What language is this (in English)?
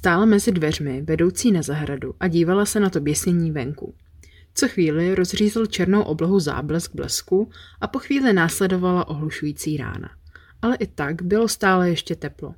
Czech